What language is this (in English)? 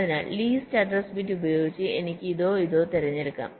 Malayalam